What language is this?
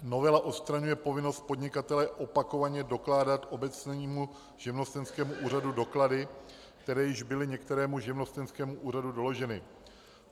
Czech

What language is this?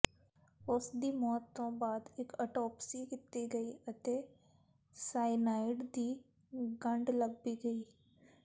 Punjabi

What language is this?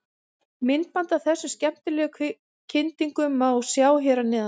Icelandic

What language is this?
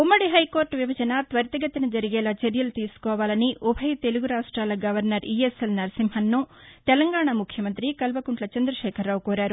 Telugu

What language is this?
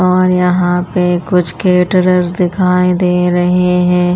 Hindi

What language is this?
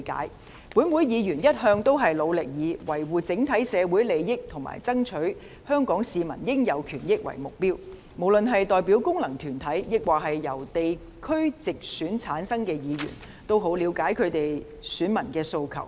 Cantonese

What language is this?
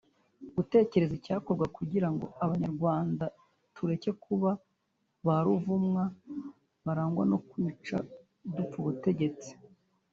Kinyarwanda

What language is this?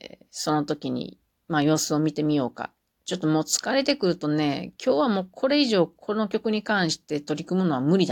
Japanese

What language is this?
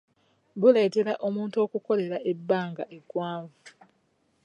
Ganda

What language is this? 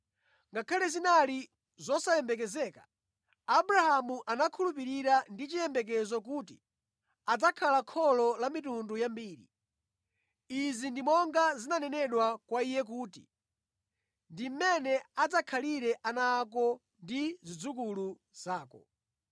Nyanja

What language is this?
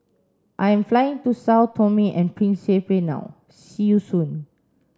English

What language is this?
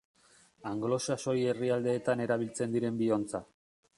Basque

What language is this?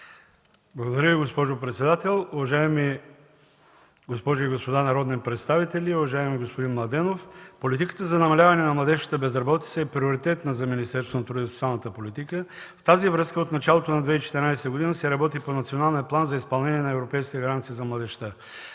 Bulgarian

